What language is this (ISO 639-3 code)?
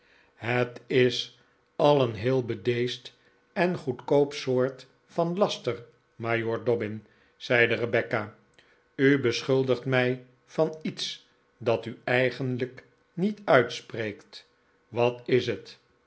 nld